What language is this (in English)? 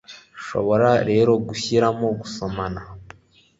Kinyarwanda